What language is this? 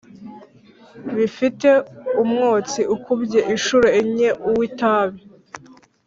Kinyarwanda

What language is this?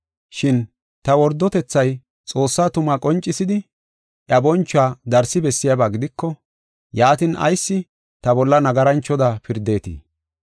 Gofa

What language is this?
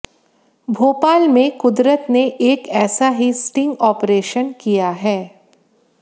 Hindi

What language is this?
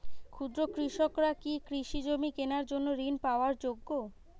Bangla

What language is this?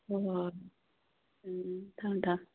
Manipuri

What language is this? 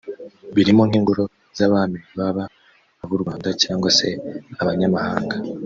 Kinyarwanda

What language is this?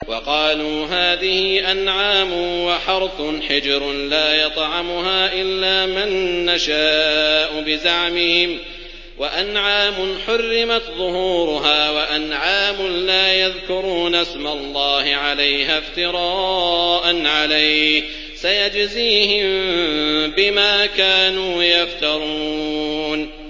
Arabic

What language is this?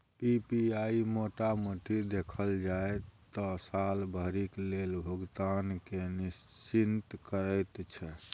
Maithili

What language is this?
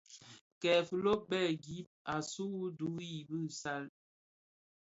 Bafia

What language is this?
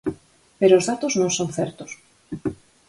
Galician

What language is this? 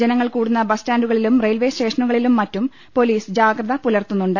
Malayalam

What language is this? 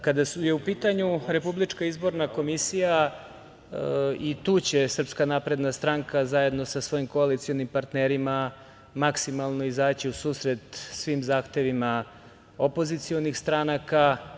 Serbian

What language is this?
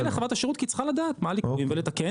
Hebrew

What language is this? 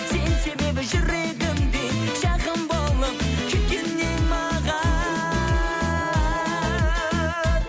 Kazakh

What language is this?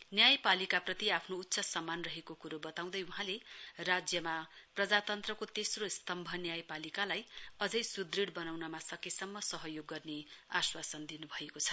Nepali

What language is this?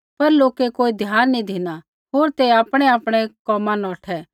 Kullu Pahari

